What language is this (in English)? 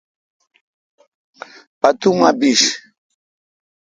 Kalkoti